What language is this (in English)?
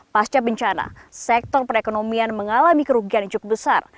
Indonesian